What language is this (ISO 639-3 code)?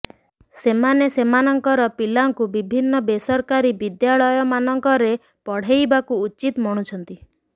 ori